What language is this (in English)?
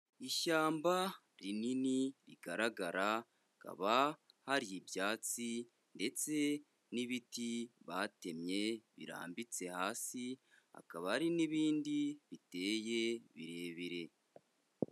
Kinyarwanda